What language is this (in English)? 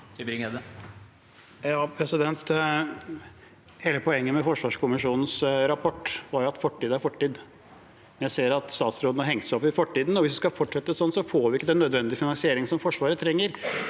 Norwegian